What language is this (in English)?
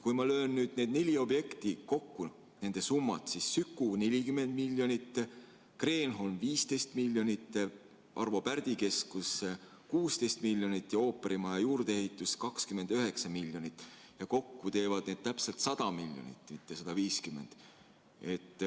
Estonian